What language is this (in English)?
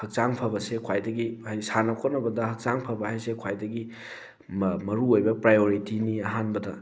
Manipuri